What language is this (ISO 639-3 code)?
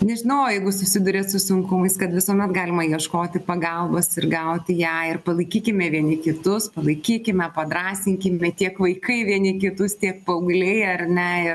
lit